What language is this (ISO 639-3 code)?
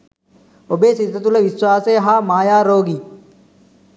sin